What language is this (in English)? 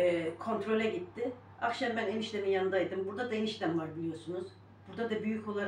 Turkish